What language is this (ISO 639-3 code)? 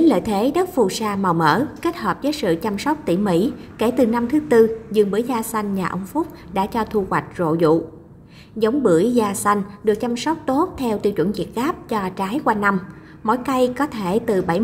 vie